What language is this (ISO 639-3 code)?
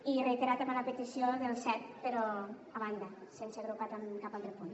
cat